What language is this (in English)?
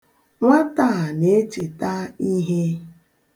Igbo